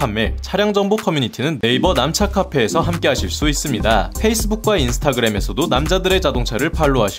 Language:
Korean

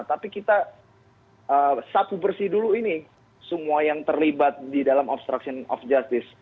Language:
Indonesian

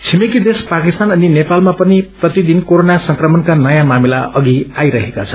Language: Nepali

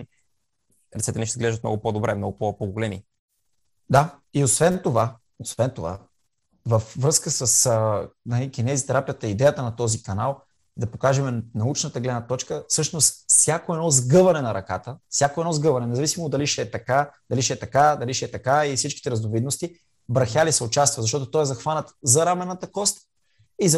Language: Bulgarian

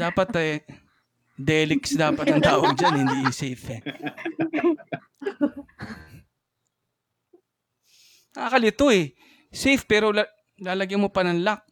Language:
Filipino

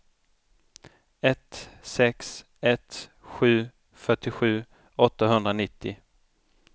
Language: Swedish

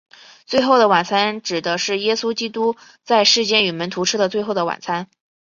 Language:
Chinese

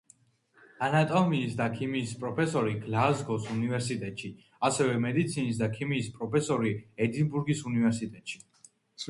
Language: Georgian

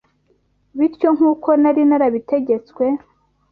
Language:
Kinyarwanda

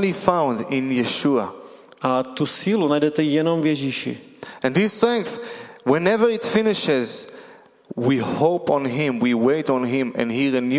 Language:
Czech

